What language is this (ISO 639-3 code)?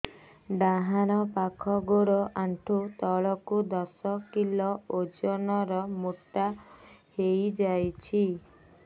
ori